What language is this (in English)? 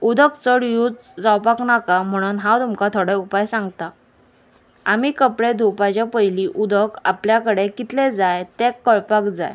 Konkani